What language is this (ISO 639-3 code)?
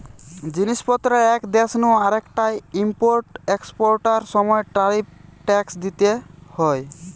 ben